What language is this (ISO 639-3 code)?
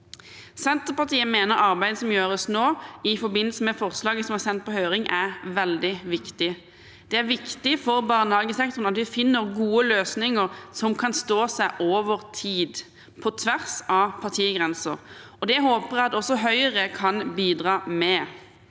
nor